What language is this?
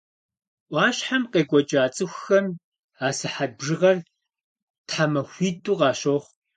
Kabardian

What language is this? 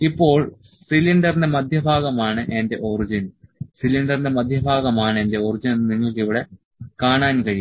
Malayalam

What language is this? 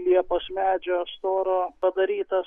Lithuanian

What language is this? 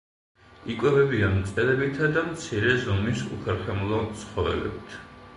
Georgian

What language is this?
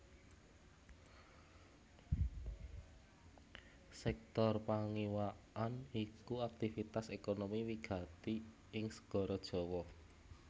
Javanese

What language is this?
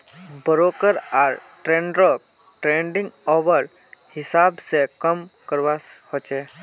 Magahi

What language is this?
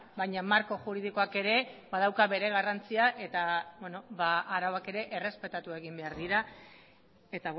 Basque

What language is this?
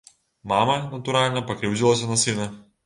Belarusian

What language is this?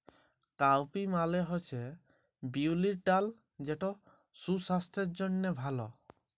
Bangla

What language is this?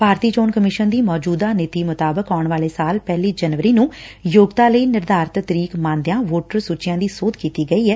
Punjabi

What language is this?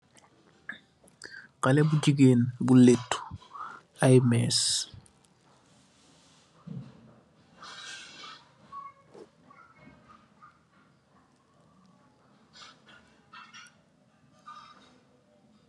Wolof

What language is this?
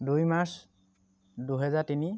Assamese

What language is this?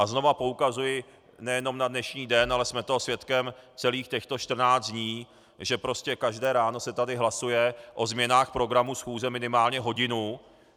Czech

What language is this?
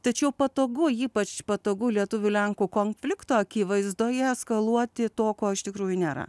Lithuanian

